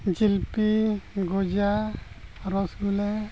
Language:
Santali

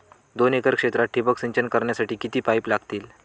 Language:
Marathi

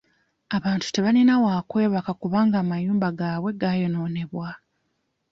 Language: Ganda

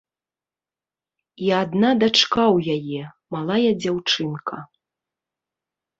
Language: Belarusian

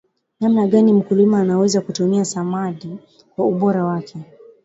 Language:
Swahili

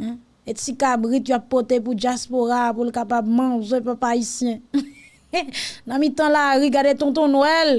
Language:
French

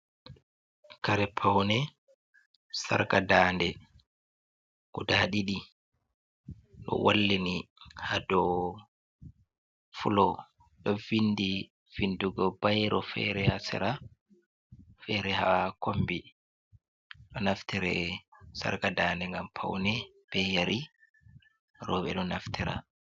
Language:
Fula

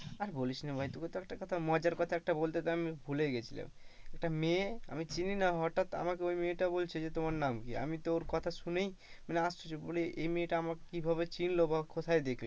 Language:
Bangla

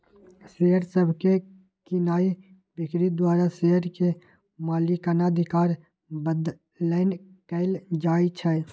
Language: Magahi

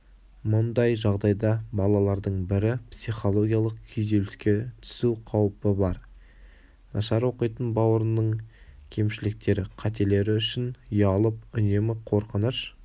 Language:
Kazakh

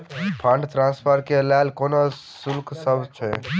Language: Maithili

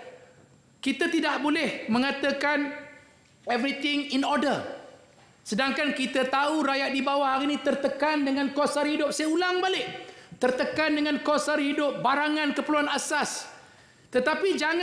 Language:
Malay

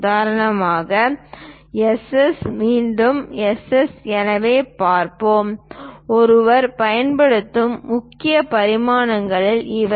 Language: Tamil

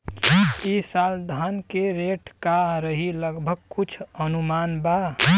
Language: Bhojpuri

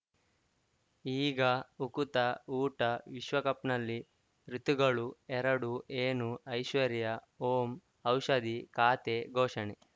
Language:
Kannada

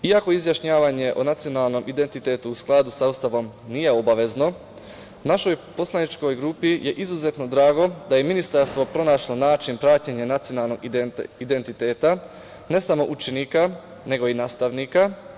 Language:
Serbian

